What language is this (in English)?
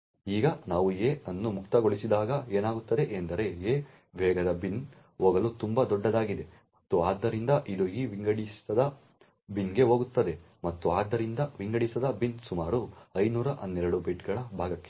Kannada